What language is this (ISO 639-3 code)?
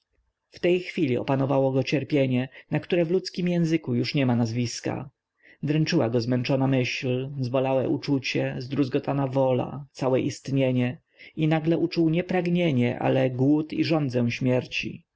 pol